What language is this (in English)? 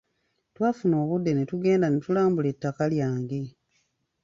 Ganda